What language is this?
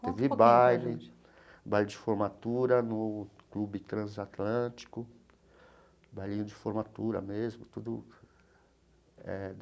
Portuguese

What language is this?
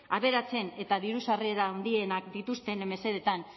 Basque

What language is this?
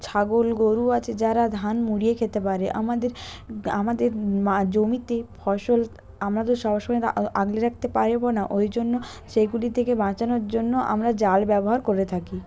Bangla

